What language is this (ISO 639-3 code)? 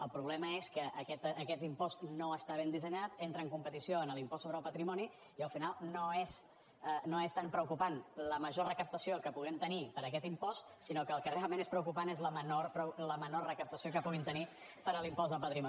cat